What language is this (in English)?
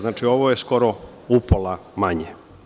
Serbian